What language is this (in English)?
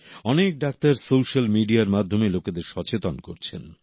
Bangla